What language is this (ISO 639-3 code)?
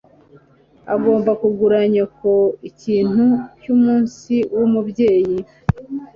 kin